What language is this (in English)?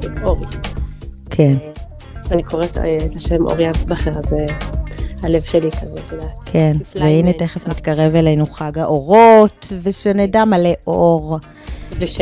Hebrew